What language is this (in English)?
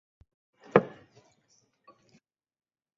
Chinese